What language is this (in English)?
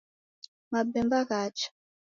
Taita